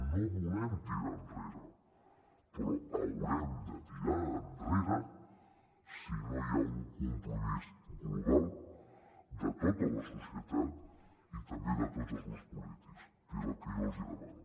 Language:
Catalan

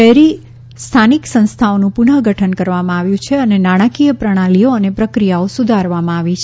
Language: Gujarati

